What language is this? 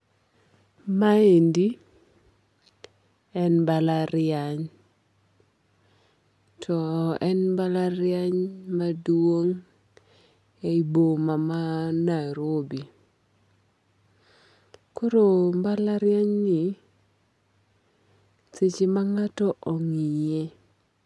Luo (Kenya and Tanzania)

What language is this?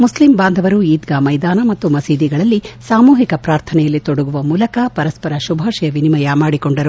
Kannada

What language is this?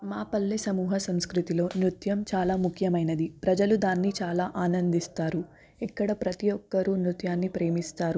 Telugu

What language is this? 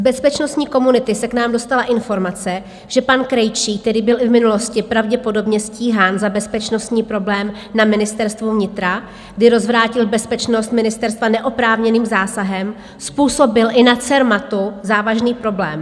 Czech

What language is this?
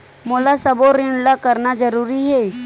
Chhattisgarhi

